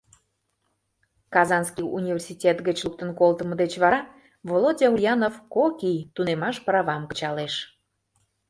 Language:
Mari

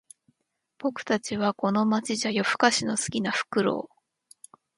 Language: Japanese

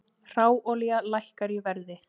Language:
Icelandic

